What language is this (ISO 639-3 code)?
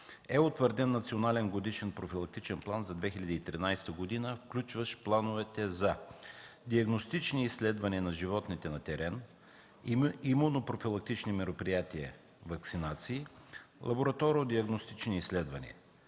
bul